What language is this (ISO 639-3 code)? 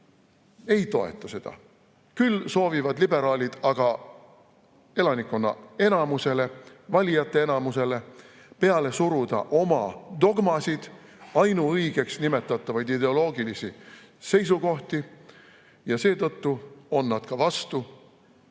est